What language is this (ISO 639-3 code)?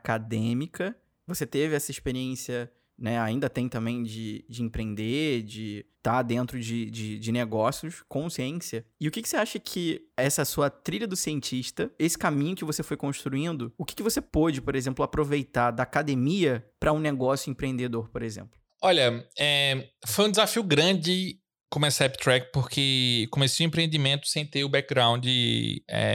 por